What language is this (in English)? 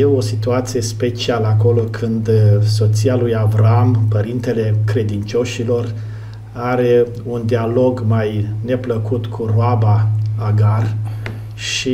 Romanian